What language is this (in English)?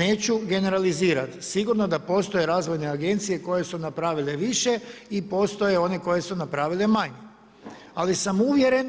Croatian